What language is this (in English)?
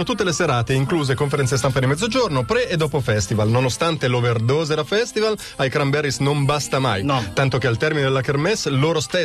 Italian